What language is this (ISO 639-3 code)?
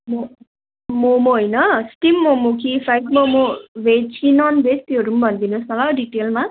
nep